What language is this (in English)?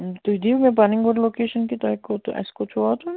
Kashmiri